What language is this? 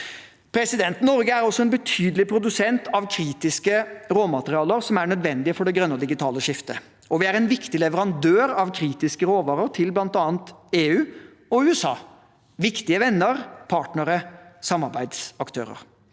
Norwegian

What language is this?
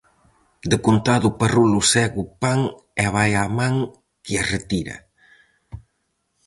Galician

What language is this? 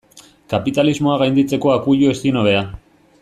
Basque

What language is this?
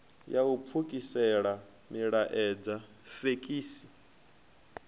Venda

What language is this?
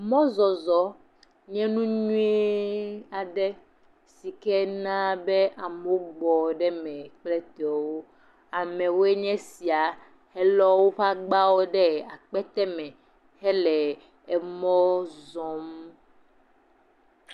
Ewe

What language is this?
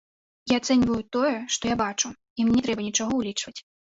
Belarusian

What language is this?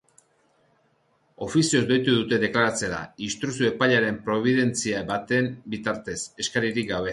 Basque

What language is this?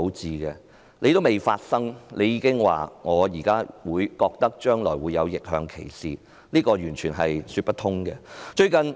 Cantonese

